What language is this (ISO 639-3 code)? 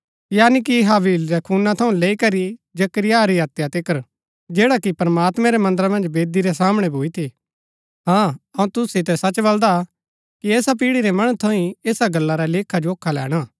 gbk